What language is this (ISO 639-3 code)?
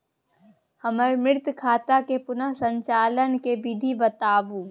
mai